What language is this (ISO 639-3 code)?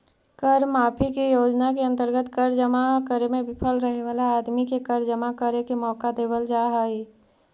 mag